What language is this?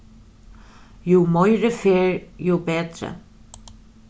Faroese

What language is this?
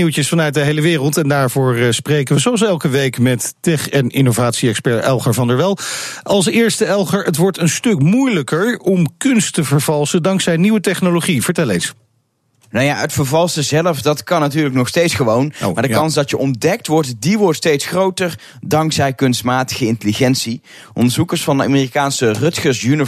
Dutch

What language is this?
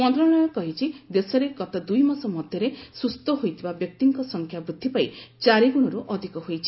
Odia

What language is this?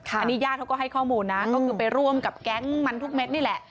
Thai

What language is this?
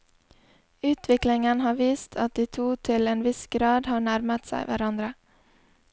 Norwegian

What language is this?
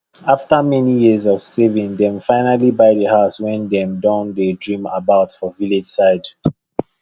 Nigerian Pidgin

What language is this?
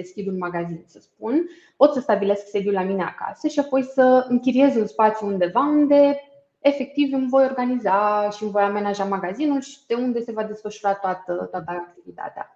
Romanian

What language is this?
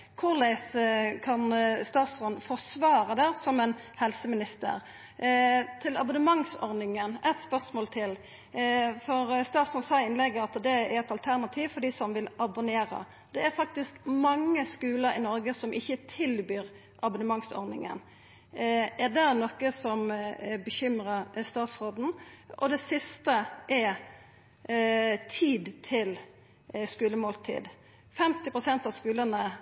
Norwegian Nynorsk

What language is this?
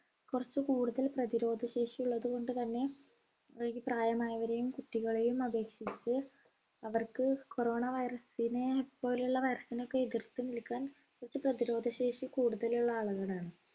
Malayalam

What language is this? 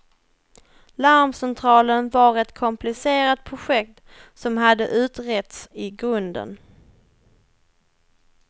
Swedish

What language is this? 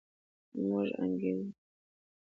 Pashto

